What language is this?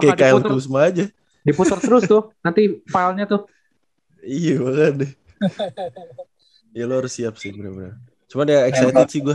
Indonesian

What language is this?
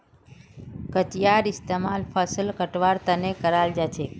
Magahi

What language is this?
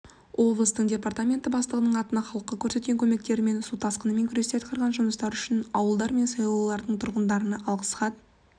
Kazakh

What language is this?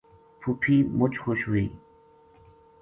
Gujari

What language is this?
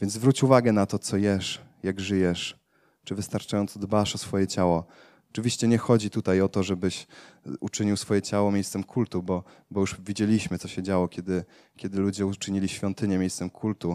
Polish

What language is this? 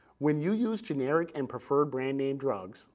English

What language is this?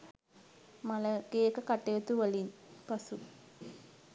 Sinhala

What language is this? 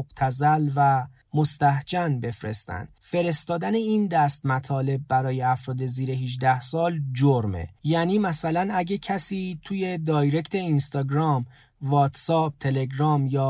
Persian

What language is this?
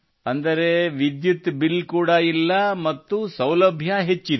Kannada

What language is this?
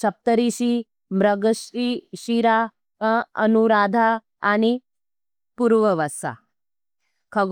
Nimadi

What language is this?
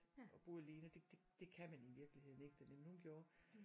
Danish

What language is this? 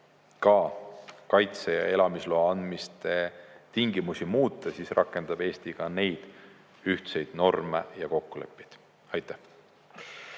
Estonian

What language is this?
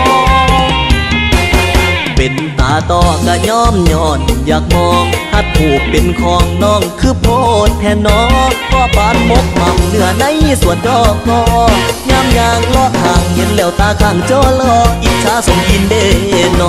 Thai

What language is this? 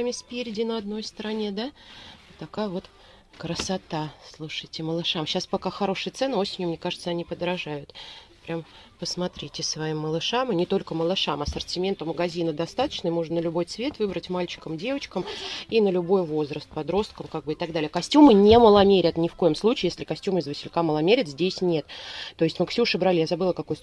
Russian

